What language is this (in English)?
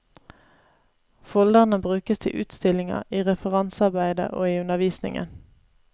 Norwegian